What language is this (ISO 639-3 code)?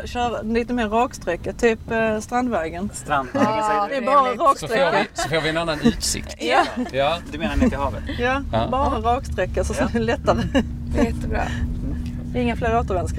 swe